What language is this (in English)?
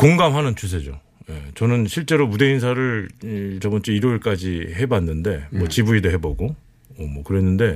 Korean